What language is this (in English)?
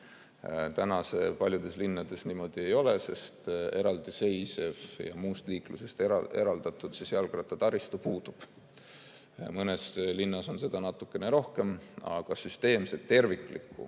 Estonian